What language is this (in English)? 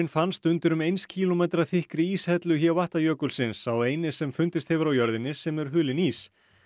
Icelandic